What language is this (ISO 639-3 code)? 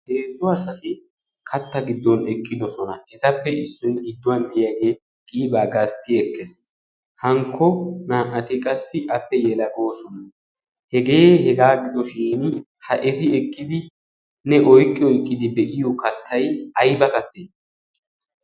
wal